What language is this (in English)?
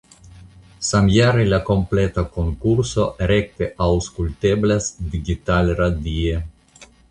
Esperanto